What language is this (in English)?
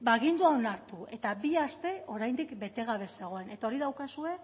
Basque